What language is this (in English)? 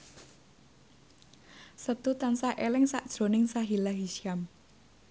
Javanese